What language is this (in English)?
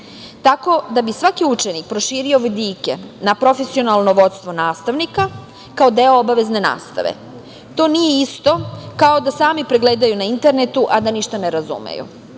Serbian